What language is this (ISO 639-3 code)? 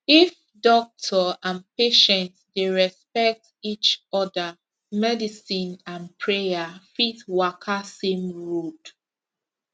pcm